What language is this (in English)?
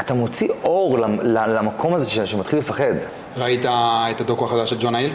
Hebrew